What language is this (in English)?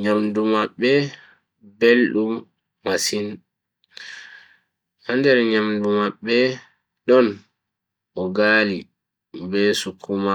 Bagirmi Fulfulde